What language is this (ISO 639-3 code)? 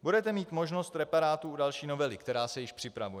ces